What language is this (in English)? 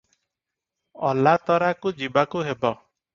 Odia